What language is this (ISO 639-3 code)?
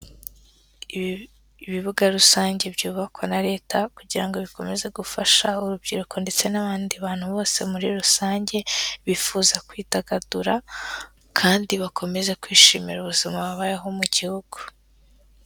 kin